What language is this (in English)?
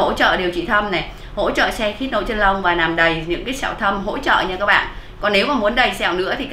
Vietnamese